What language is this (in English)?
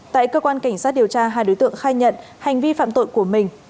Vietnamese